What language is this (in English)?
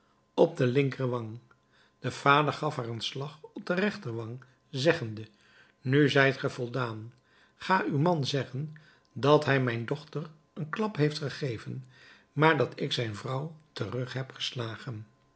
Dutch